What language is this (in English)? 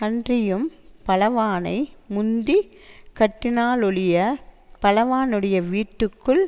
Tamil